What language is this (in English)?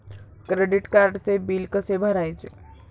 Marathi